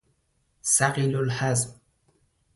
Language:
Persian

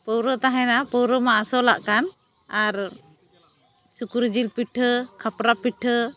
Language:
Santali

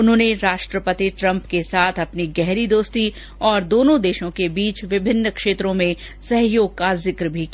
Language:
Hindi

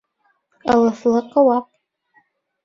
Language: Bashkir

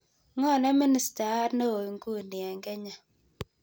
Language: Kalenjin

